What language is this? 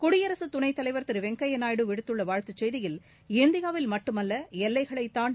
Tamil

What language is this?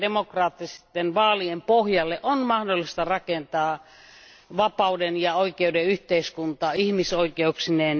Finnish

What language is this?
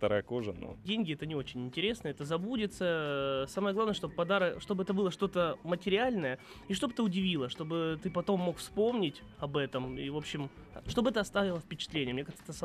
Russian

